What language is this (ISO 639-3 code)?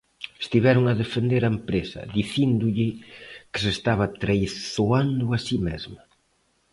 glg